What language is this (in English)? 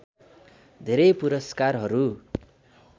Nepali